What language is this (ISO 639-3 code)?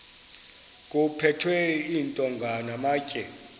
xho